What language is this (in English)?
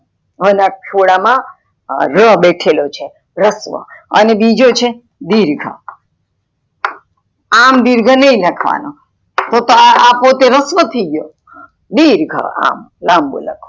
Gujarati